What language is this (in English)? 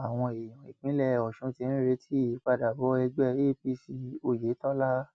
Yoruba